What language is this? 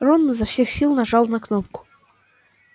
Russian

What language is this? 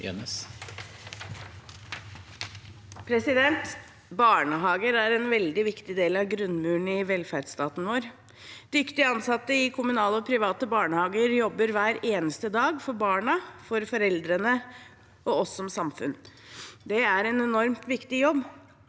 Norwegian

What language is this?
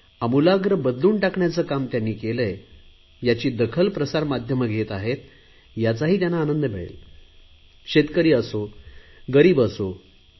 Marathi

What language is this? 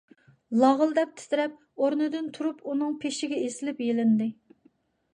Uyghur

